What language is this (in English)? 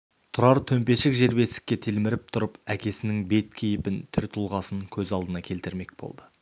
Kazakh